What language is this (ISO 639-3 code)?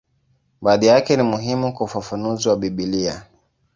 swa